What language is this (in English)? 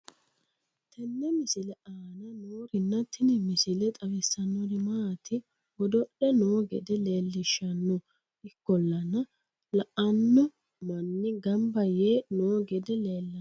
Sidamo